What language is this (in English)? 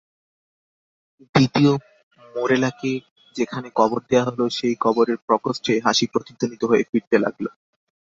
Bangla